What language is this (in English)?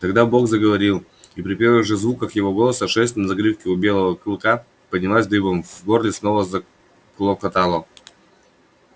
Russian